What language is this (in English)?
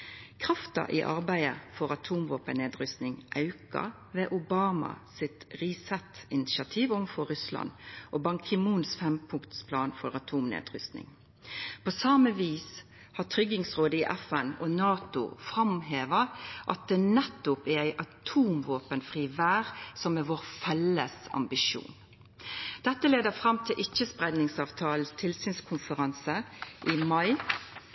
Norwegian Nynorsk